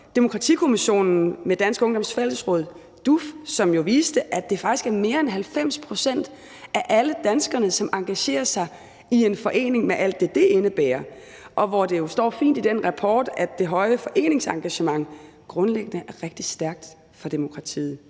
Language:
Danish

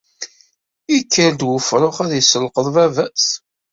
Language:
Kabyle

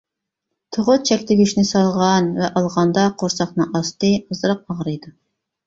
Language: Uyghur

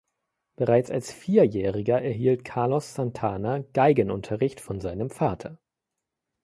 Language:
German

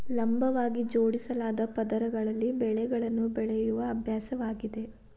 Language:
Kannada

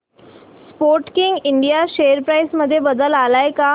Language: Marathi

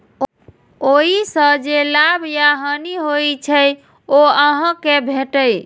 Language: Maithili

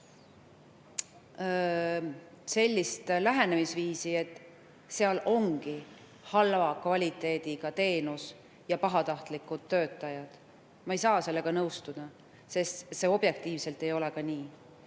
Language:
Estonian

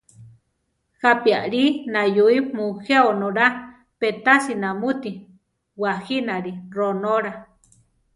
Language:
Central Tarahumara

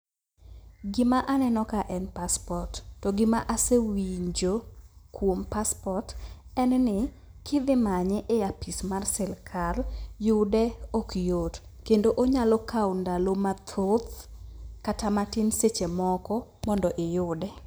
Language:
Luo (Kenya and Tanzania)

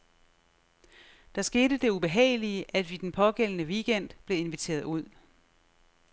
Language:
Danish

